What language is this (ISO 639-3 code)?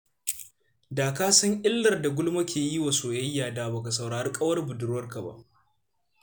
hau